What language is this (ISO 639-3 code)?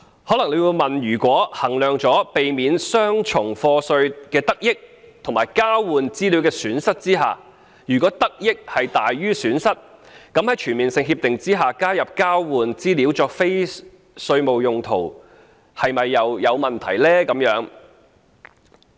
yue